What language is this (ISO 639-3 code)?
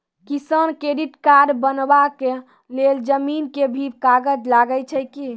mai